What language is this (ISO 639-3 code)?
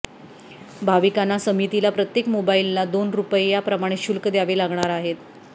mar